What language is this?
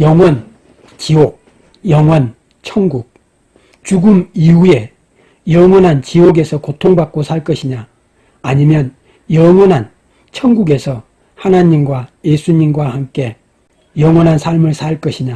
Korean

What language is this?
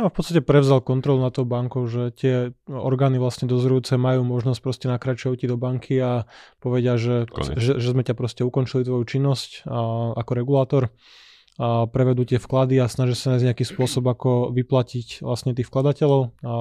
Slovak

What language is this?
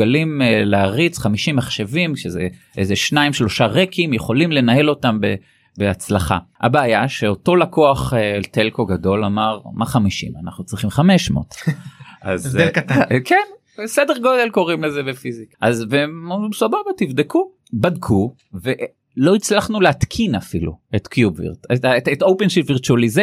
Hebrew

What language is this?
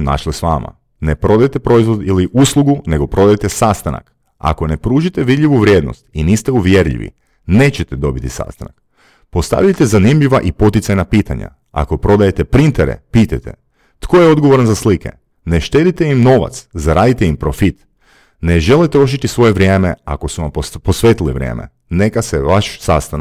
Croatian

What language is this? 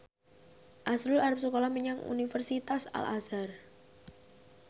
Javanese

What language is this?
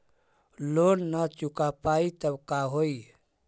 Magahi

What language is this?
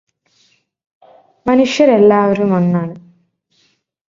Malayalam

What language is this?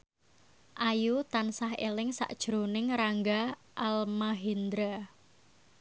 Javanese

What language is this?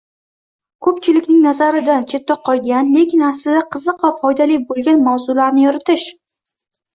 Uzbek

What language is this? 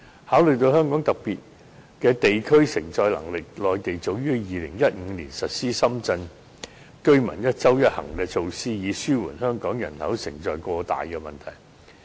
Cantonese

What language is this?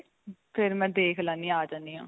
Punjabi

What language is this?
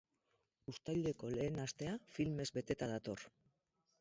Basque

